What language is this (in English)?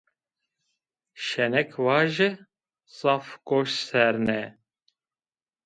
Zaza